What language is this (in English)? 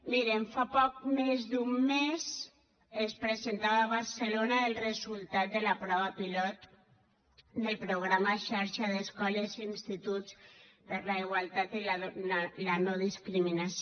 Catalan